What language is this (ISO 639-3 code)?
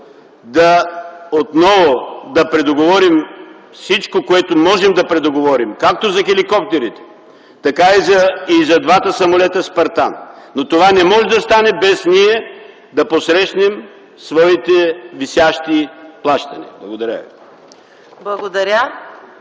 bul